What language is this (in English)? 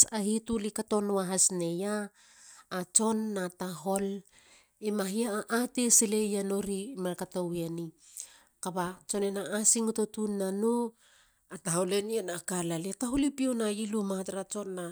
Halia